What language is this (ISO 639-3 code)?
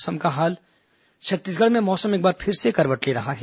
hin